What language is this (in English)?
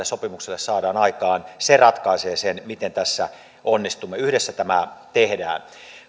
Finnish